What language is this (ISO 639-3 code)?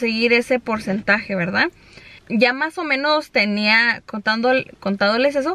spa